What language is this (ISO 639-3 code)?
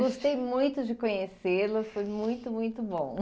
por